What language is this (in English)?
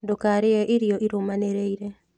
Kikuyu